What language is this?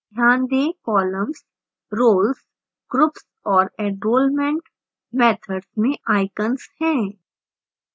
Hindi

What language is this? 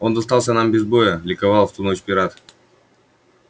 Russian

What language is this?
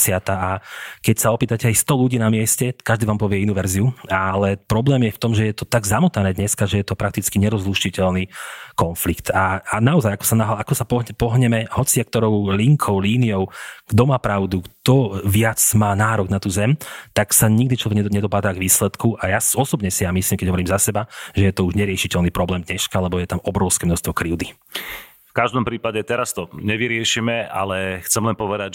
Slovak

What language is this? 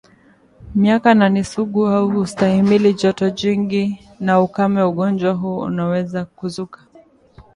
Swahili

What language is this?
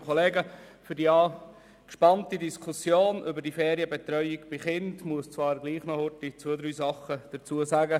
Swiss German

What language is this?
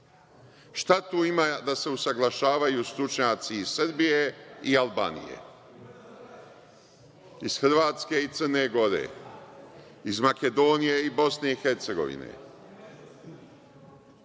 Serbian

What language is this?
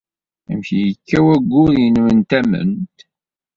Kabyle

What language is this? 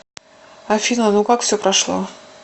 Russian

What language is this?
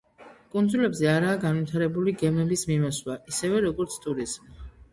Georgian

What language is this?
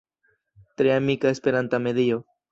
Esperanto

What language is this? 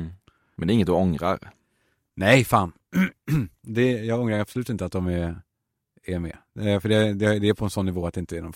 Swedish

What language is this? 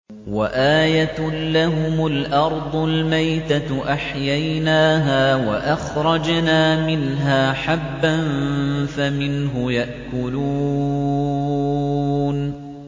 Arabic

